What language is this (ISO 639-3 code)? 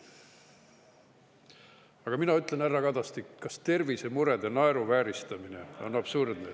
est